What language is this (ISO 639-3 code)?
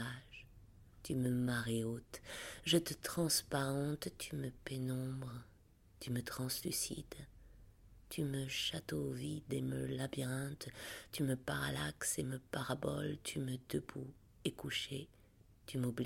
fra